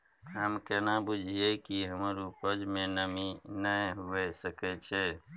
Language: Maithili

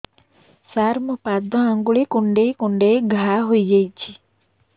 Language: Odia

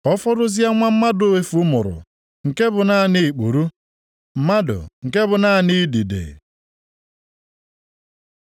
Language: Igbo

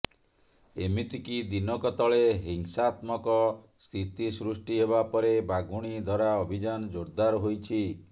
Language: Odia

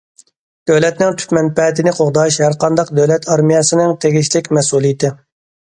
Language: Uyghur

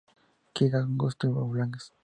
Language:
Spanish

